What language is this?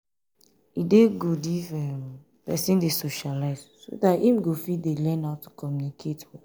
Nigerian Pidgin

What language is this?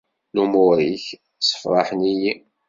Kabyle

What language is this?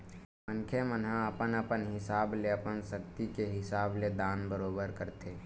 Chhattisgarhi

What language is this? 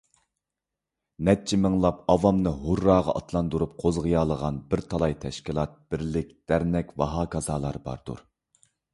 Uyghur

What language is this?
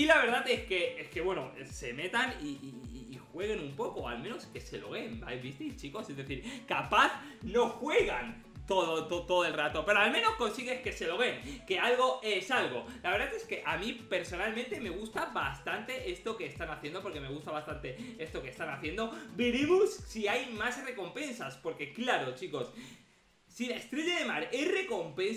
Spanish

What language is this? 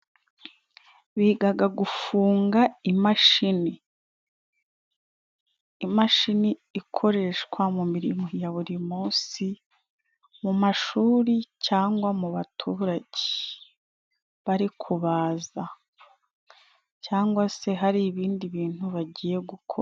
Kinyarwanda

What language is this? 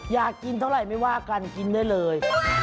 Thai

